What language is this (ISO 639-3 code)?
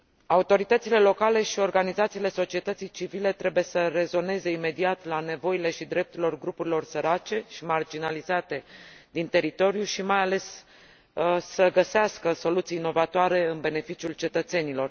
ron